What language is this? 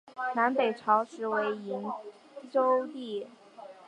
Chinese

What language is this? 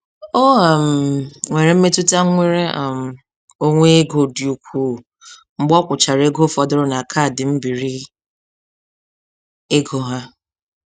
Igbo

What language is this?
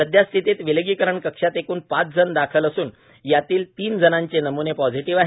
Marathi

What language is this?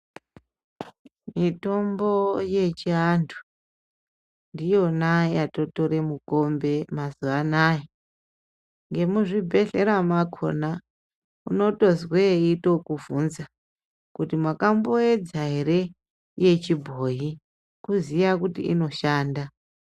Ndau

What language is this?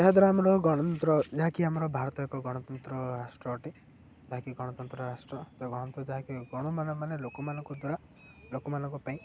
Odia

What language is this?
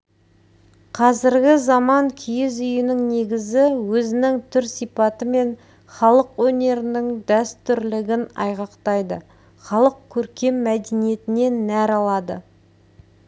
Kazakh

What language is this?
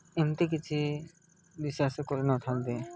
Odia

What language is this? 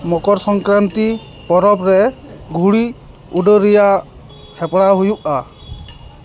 Santali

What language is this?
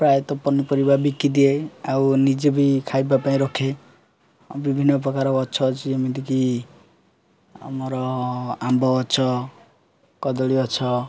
Odia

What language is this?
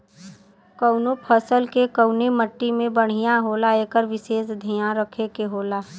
Bhojpuri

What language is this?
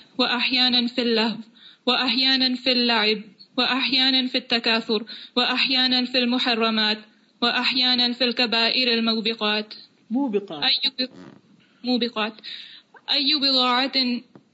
Urdu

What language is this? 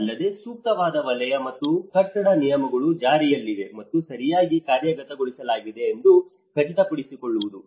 Kannada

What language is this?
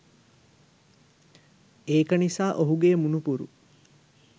Sinhala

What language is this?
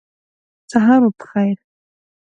Pashto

